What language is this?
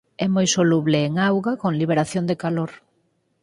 Galician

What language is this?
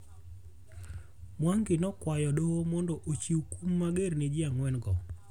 Luo (Kenya and Tanzania)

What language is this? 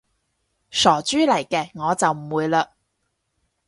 Cantonese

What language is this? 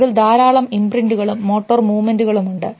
Malayalam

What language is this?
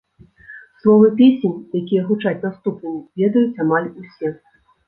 Belarusian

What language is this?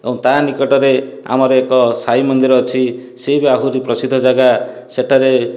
Odia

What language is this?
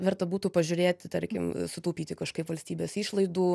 Lithuanian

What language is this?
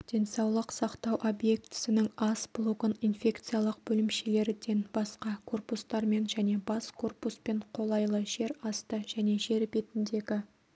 Kazakh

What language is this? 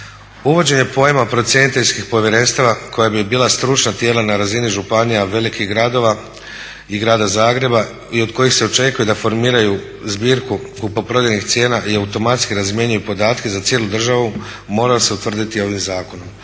Croatian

